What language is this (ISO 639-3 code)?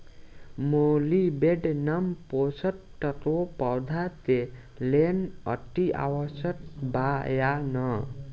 bho